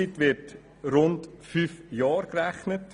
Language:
Swiss German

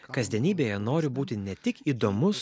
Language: Lithuanian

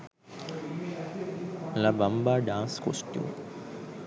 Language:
Sinhala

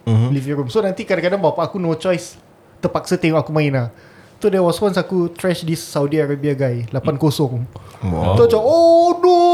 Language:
Malay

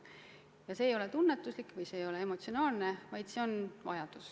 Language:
Estonian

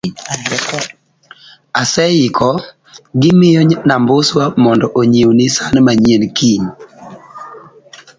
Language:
Luo (Kenya and Tanzania)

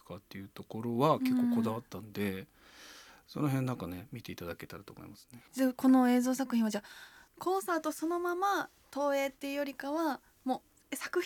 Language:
Japanese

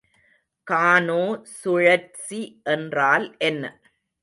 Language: Tamil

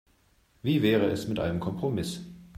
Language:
German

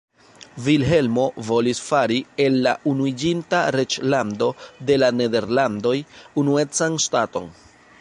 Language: Esperanto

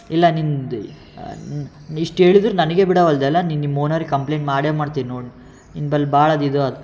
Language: Kannada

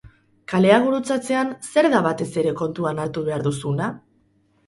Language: Basque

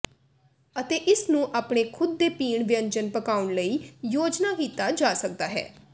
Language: Punjabi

